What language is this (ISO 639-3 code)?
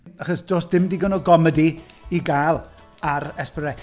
cym